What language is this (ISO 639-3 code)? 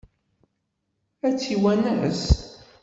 kab